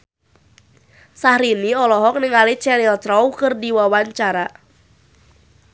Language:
Sundanese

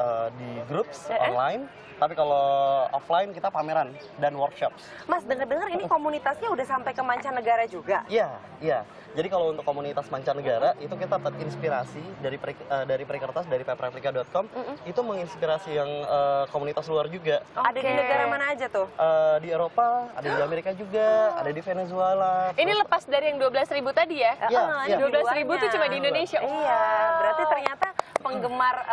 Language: Indonesian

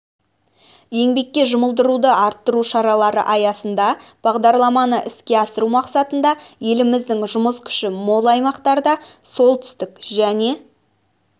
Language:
Kazakh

